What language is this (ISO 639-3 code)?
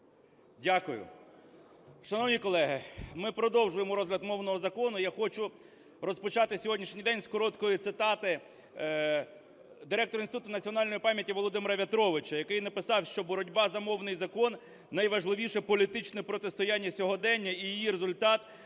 ukr